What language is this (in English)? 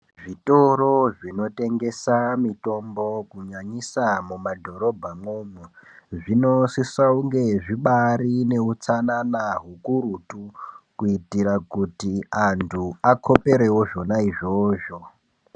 Ndau